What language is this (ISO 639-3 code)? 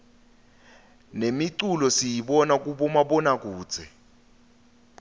ssw